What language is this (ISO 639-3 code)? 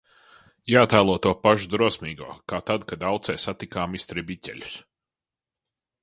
lav